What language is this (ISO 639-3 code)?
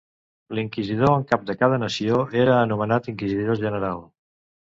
cat